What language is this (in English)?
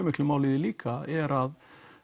Icelandic